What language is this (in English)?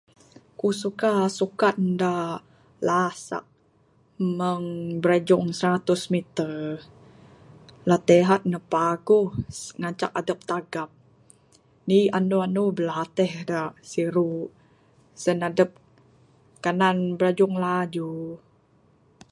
Bukar-Sadung Bidayuh